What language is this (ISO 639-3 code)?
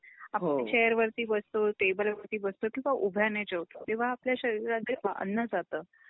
mar